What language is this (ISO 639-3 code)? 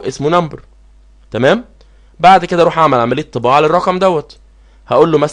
ara